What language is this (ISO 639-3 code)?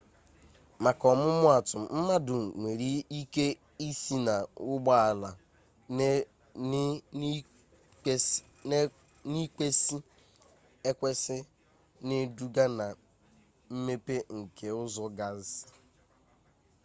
ibo